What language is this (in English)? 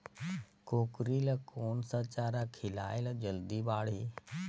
Chhattisgarhi